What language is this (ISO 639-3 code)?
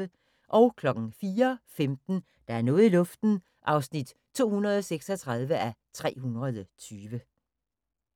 dan